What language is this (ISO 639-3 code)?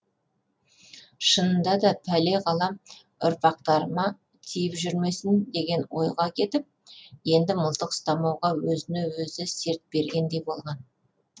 kaz